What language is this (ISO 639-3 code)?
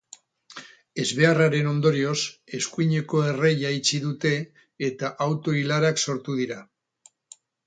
eus